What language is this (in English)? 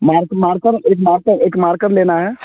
Hindi